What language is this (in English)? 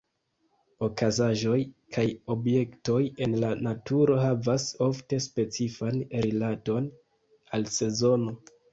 Esperanto